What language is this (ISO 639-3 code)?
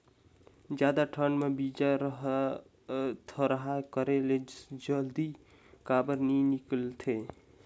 hne